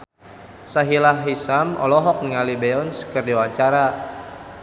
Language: Sundanese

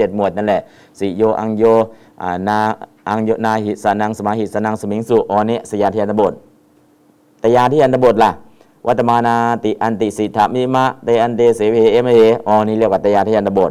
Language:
Thai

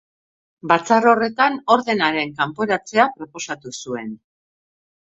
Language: Basque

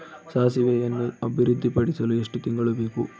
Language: Kannada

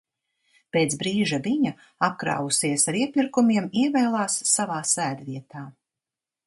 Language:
Latvian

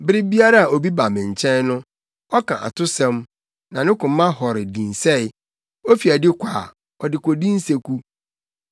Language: Akan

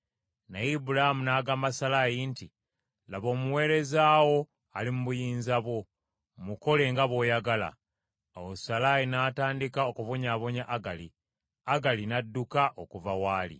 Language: Ganda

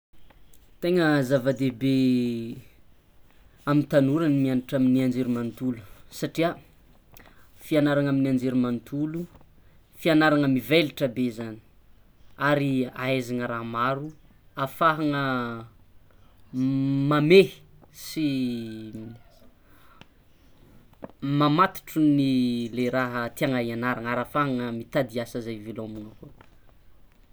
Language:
Tsimihety Malagasy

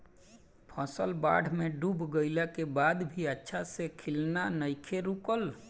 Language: Bhojpuri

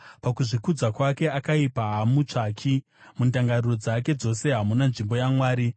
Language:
Shona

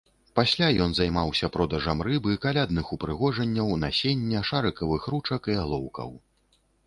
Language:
Belarusian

